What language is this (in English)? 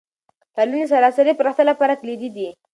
Pashto